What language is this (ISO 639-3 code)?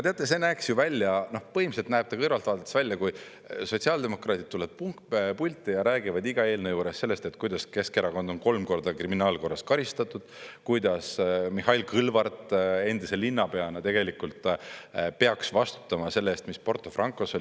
est